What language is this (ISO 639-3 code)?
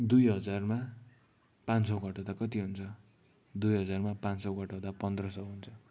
nep